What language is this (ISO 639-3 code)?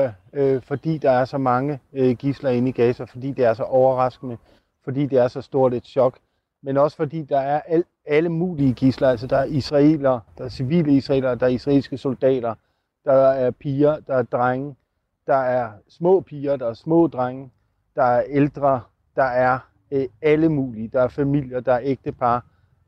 dan